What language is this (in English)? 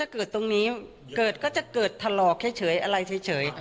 Thai